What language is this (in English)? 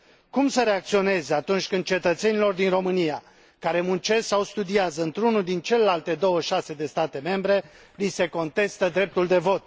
Romanian